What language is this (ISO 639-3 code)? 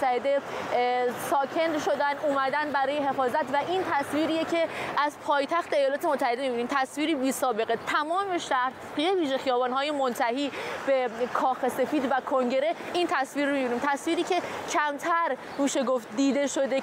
fas